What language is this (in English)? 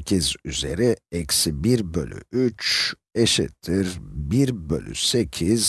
Turkish